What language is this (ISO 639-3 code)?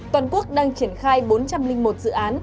vie